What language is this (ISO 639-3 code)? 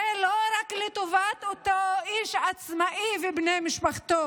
heb